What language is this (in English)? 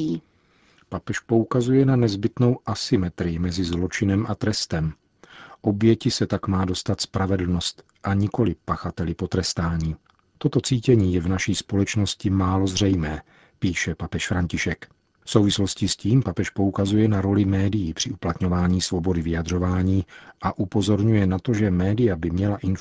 Czech